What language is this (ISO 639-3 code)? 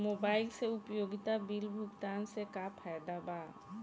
bho